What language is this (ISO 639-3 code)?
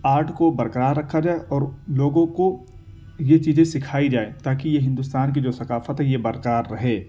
urd